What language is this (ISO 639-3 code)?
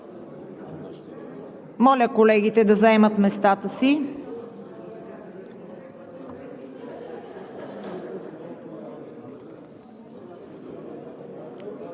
bul